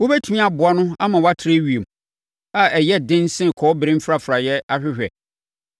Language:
Akan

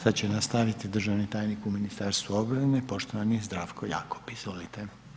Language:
Croatian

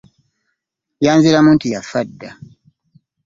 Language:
Ganda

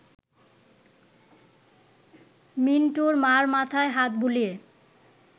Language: Bangla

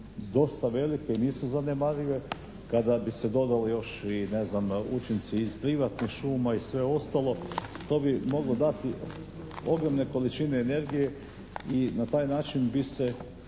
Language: Croatian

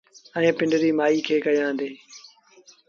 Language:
Sindhi Bhil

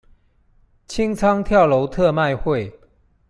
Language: Chinese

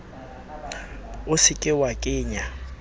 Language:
Southern Sotho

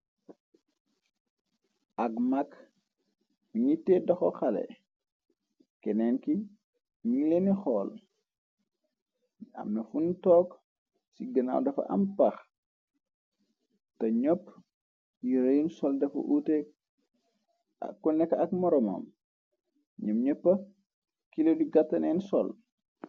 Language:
Wolof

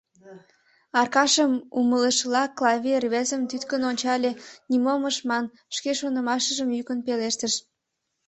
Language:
Mari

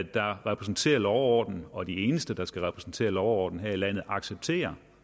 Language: Danish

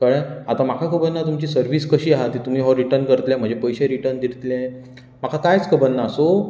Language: Konkani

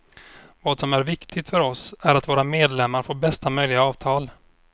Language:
Swedish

